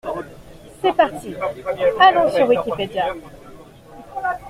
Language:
French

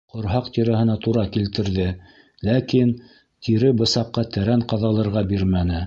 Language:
Bashkir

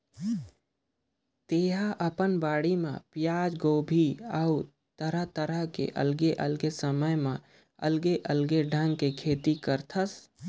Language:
Chhattisgarhi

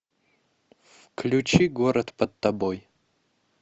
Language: Russian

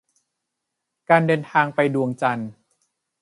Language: Thai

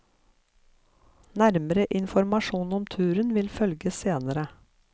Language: Norwegian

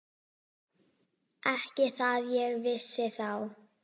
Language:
Icelandic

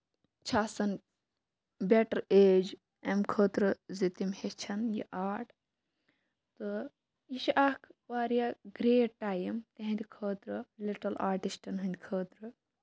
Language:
Kashmiri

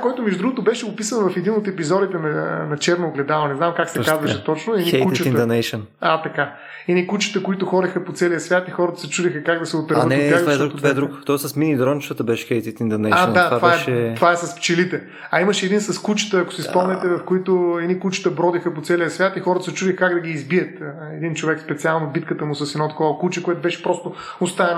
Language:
Bulgarian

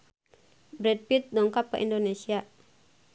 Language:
Sundanese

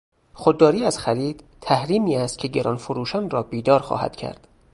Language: Persian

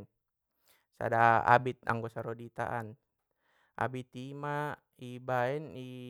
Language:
Batak Mandailing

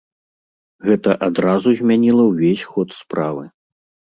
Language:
Belarusian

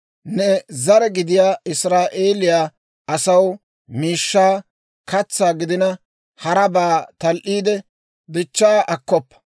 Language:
Dawro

